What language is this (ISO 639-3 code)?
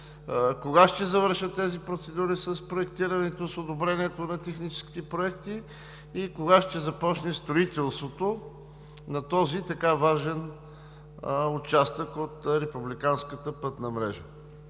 bul